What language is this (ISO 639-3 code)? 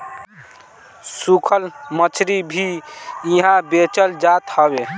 bho